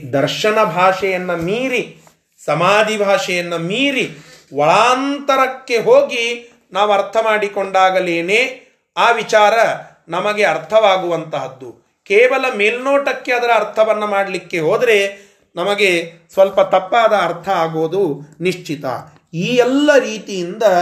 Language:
Kannada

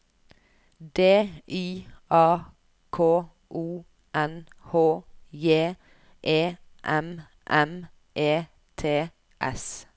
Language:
Norwegian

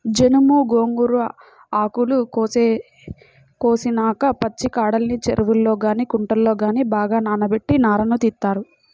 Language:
Telugu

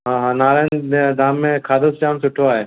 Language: Sindhi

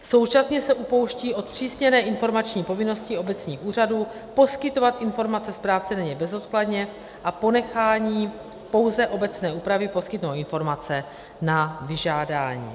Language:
Czech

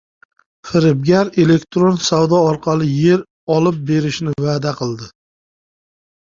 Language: Uzbek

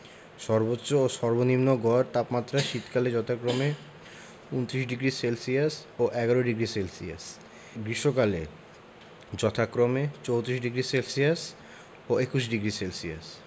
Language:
Bangla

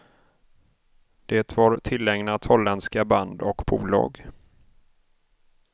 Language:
Swedish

